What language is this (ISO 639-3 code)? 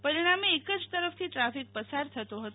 guj